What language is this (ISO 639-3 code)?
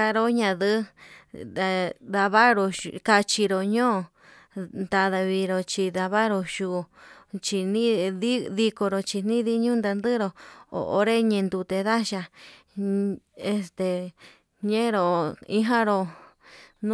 mab